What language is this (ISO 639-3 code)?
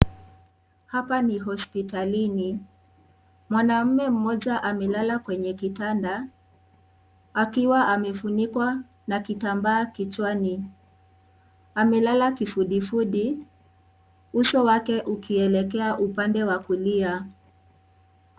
swa